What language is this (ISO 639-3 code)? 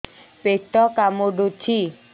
ori